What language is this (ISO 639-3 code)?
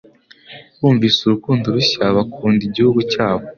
kin